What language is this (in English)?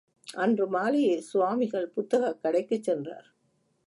Tamil